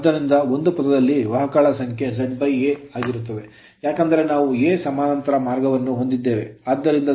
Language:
Kannada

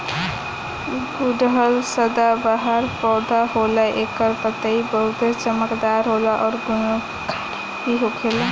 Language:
Bhojpuri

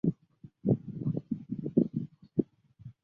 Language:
Chinese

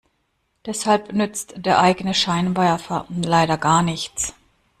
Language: German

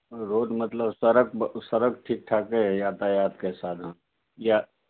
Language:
Maithili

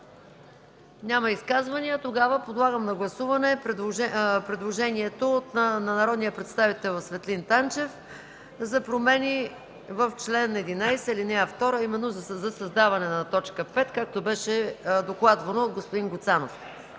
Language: Bulgarian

